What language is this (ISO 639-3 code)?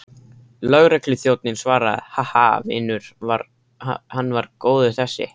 isl